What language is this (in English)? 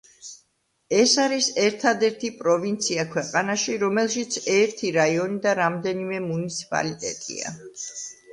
Georgian